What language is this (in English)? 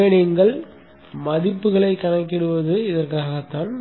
Tamil